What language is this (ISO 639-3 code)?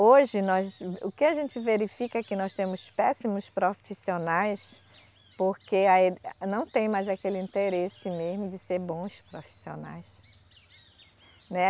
por